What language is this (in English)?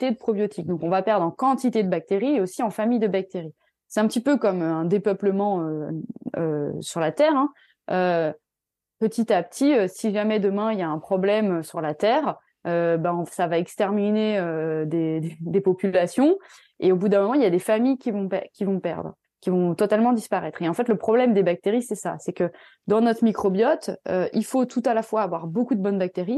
French